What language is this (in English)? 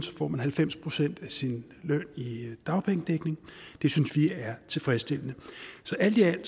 Danish